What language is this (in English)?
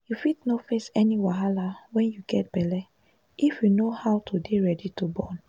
Nigerian Pidgin